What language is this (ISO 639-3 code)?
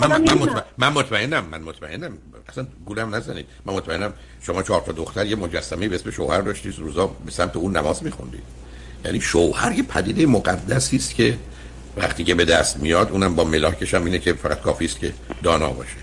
fas